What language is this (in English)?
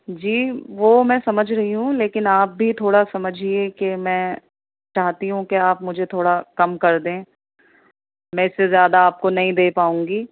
Urdu